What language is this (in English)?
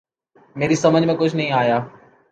Urdu